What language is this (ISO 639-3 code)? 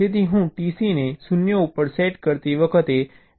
guj